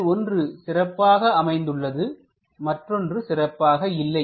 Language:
Tamil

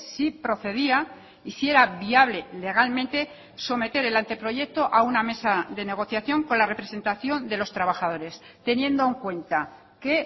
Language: Spanish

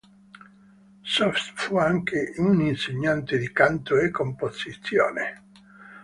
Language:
Italian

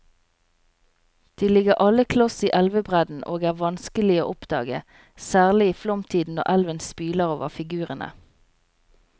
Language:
Norwegian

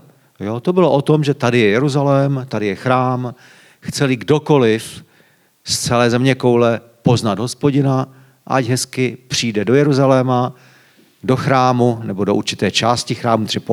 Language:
Czech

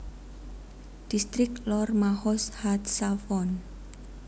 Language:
Javanese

